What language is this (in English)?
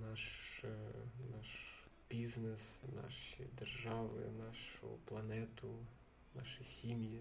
Ukrainian